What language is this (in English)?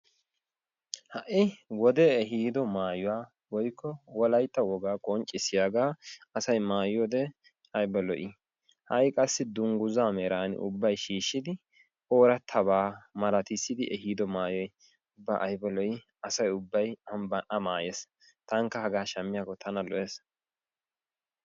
Wolaytta